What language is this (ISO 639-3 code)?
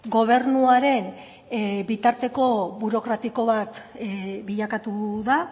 eus